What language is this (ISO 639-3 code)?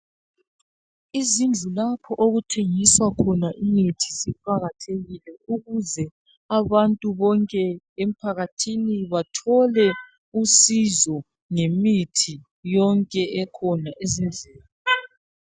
nde